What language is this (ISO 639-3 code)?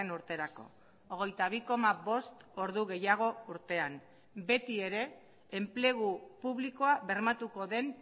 eus